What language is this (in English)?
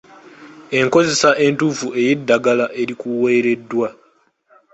Ganda